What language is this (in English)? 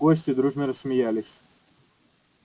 Russian